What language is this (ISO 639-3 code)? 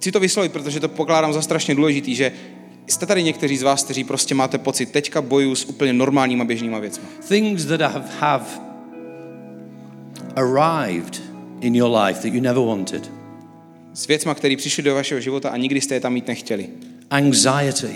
ces